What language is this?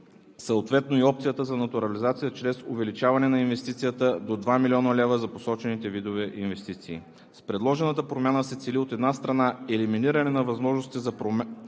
Bulgarian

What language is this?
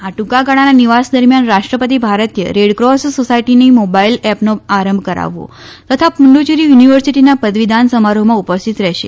Gujarati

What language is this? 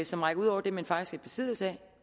Danish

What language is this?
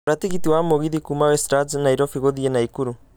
Kikuyu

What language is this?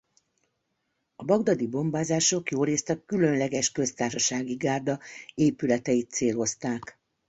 Hungarian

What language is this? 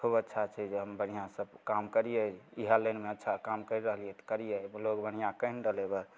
Maithili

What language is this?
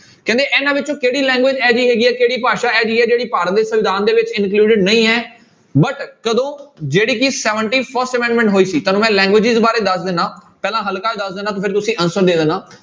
Punjabi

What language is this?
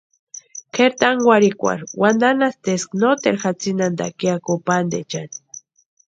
Western Highland Purepecha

